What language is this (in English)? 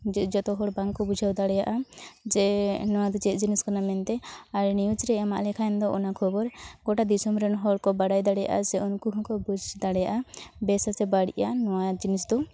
Santali